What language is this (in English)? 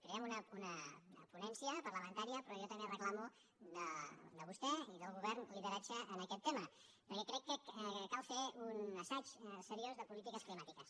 Catalan